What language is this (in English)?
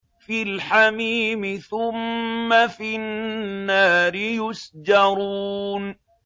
Arabic